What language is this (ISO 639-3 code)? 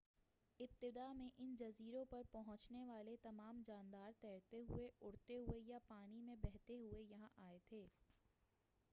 urd